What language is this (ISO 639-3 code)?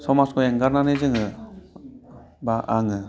brx